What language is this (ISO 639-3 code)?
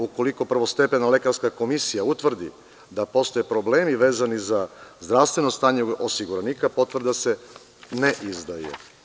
srp